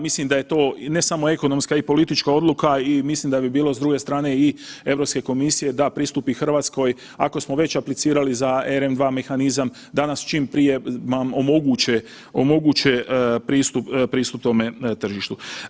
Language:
Croatian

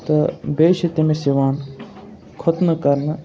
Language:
Kashmiri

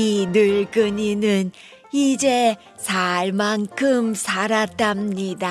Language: Korean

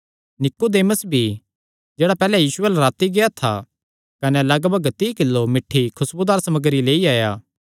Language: Kangri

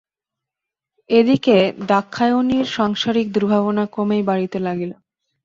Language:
Bangla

